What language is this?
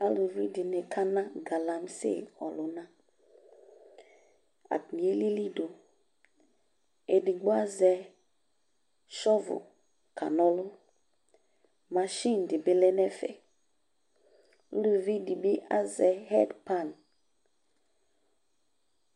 Ikposo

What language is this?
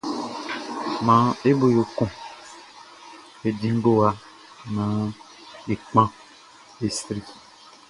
Baoulé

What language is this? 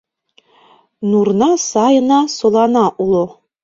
Mari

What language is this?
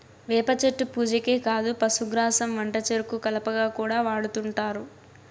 Telugu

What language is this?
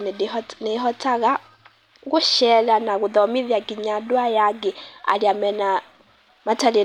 Kikuyu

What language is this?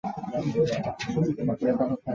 Chinese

